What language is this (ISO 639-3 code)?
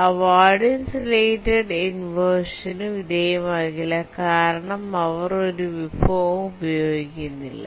mal